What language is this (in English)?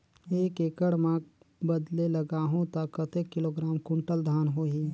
Chhattisgarhi